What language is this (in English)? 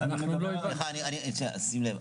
Hebrew